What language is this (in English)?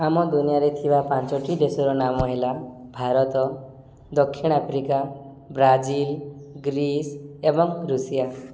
Odia